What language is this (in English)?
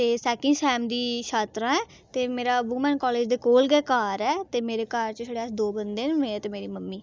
Dogri